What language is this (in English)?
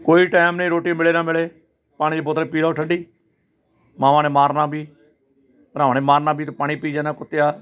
Punjabi